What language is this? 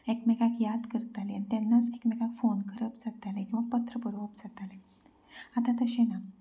Konkani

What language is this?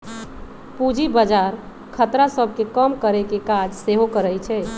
Magahi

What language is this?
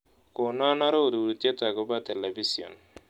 Kalenjin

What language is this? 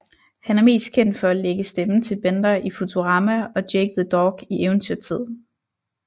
Danish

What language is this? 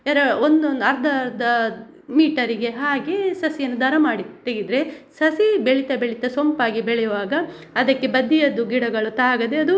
Kannada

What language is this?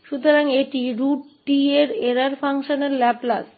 Hindi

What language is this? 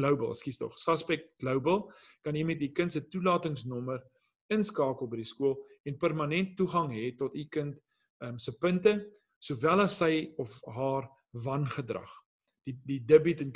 Dutch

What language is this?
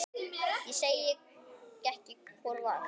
Icelandic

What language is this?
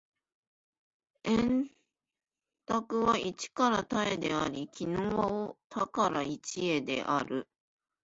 Japanese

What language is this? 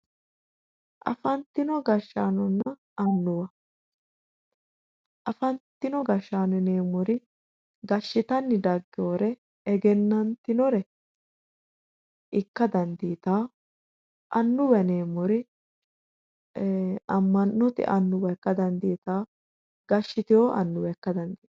Sidamo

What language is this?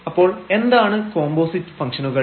Malayalam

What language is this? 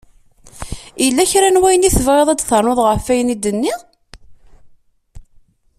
Kabyle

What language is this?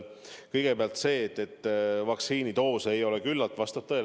Estonian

